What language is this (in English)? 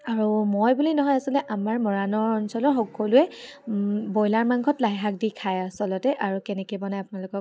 Assamese